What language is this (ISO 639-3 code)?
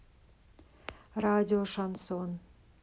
rus